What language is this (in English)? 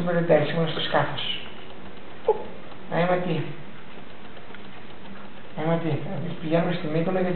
Greek